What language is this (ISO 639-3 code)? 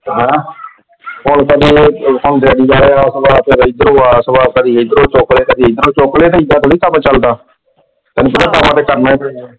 pan